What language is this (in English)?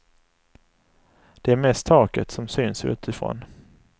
Swedish